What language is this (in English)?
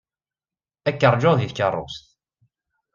Kabyle